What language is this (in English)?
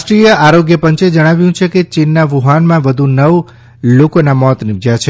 Gujarati